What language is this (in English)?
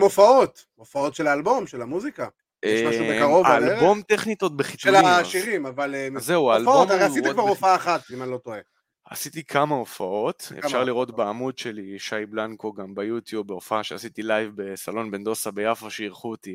Hebrew